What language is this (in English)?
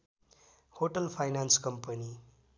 Nepali